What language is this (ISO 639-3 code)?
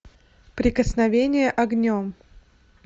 rus